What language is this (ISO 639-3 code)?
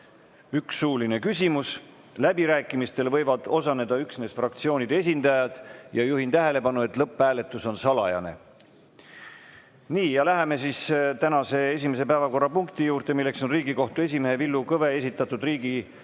est